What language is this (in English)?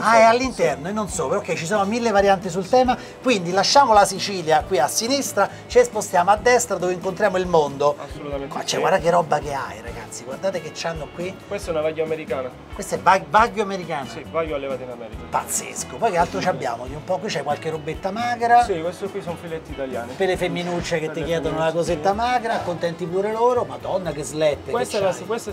Italian